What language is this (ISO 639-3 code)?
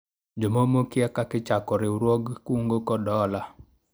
luo